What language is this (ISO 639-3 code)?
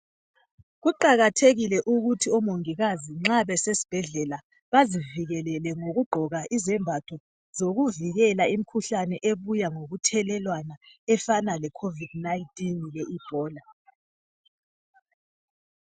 nde